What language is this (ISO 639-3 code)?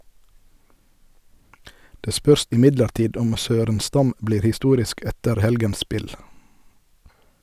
nor